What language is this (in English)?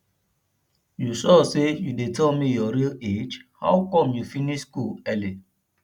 Nigerian Pidgin